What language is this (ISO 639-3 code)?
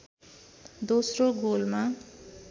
nep